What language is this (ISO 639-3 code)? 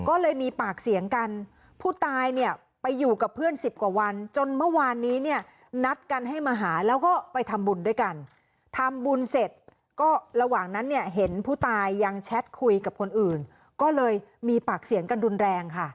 tha